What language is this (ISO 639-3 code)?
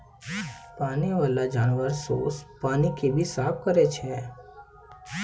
mai